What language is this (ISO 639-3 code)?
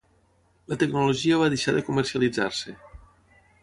cat